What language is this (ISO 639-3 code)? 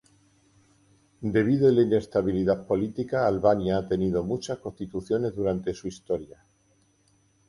spa